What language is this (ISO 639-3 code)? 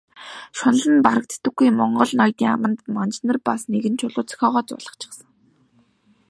mon